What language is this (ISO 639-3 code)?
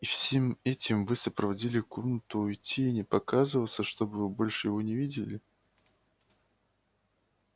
rus